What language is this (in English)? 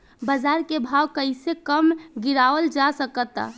Bhojpuri